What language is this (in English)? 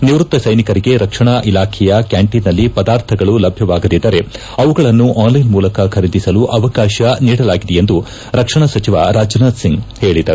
Kannada